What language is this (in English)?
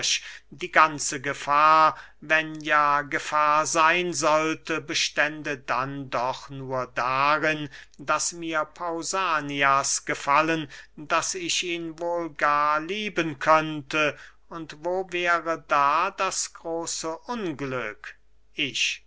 German